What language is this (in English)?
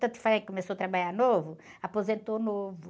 Portuguese